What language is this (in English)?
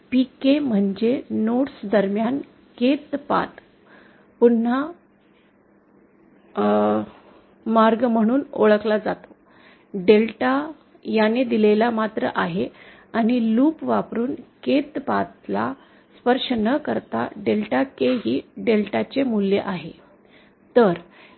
Marathi